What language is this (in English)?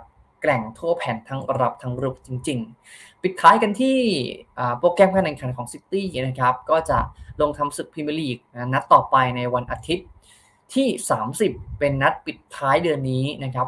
Thai